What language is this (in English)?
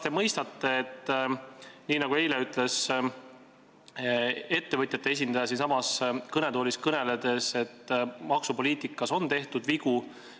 Estonian